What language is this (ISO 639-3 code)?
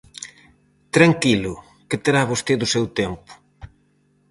glg